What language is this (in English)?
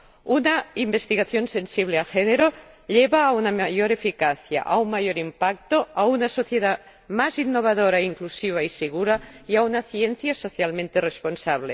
Spanish